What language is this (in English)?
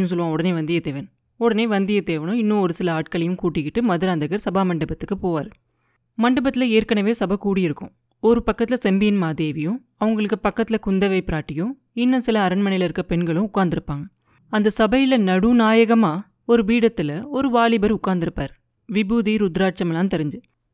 Tamil